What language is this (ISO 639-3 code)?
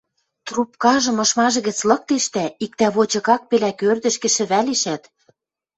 mrj